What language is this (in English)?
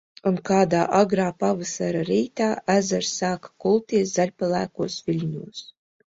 Latvian